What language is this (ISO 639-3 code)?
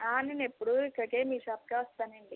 tel